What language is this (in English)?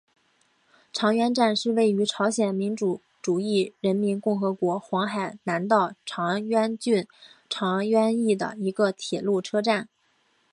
Chinese